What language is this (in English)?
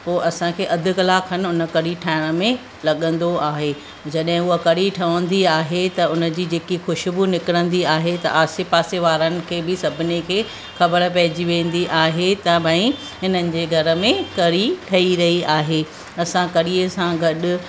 Sindhi